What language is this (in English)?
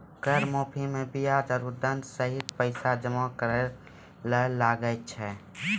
Maithili